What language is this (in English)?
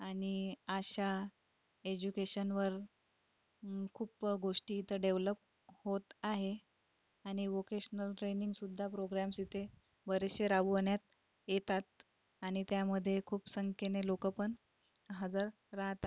Marathi